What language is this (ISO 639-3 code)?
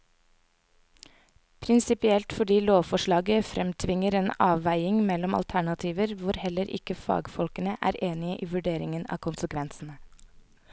nor